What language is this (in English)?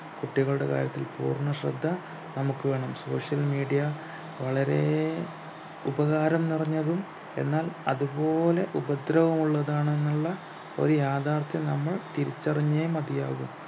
Malayalam